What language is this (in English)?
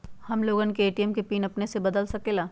Magahi